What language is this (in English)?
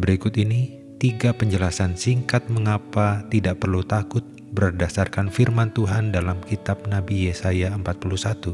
Indonesian